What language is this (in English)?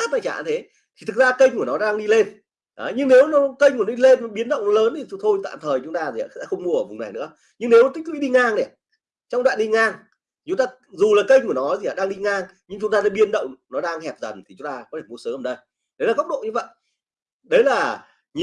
Vietnamese